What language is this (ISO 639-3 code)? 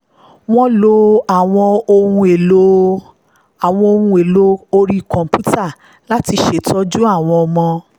yor